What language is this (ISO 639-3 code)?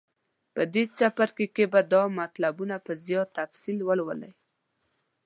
pus